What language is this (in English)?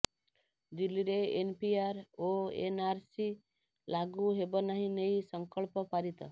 Odia